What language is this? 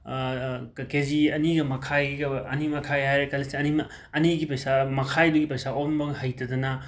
Manipuri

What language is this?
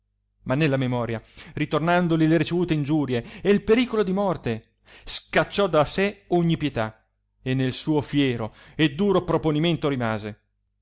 Italian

